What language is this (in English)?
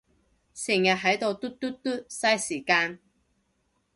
Cantonese